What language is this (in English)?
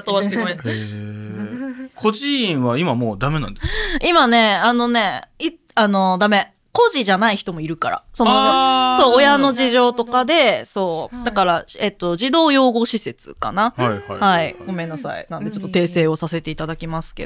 Japanese